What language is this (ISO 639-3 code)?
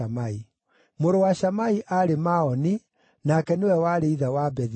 kik